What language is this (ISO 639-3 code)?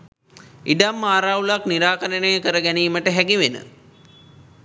sin